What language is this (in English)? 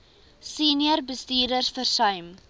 Afrikaans